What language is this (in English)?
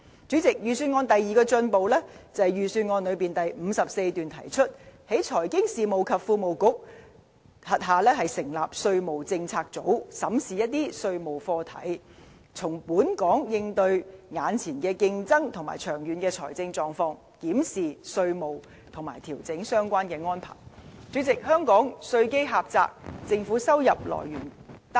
Cantonese